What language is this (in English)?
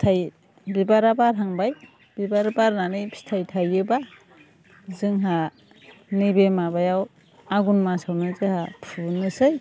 Bodo